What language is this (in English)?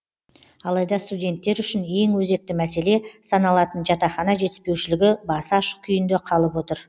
Kazakh